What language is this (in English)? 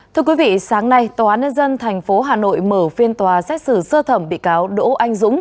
Vietnamese